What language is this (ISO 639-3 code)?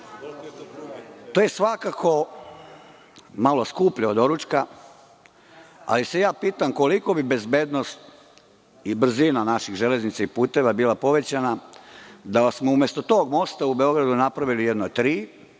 srp